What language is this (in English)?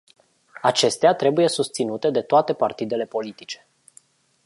Romanian